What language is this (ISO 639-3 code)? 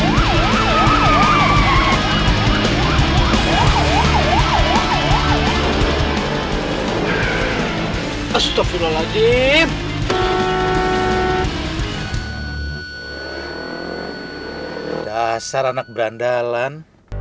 ind